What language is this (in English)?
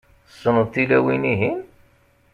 Kabyle